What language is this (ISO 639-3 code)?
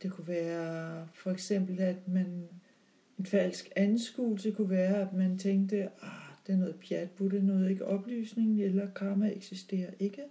dan